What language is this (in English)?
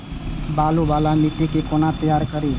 Maithili